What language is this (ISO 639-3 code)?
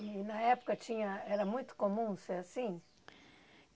por